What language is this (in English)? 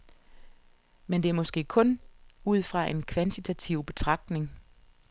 Danish